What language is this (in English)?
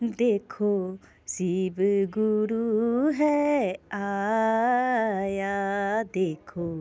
Maithili